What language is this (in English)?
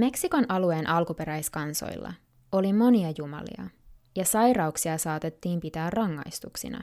Finnish